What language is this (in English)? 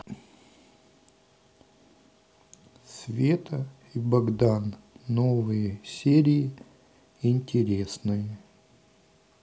Russian